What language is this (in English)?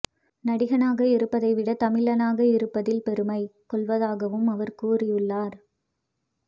Tamil